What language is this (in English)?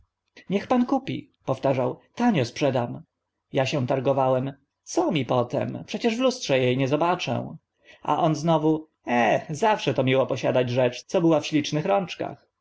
Polish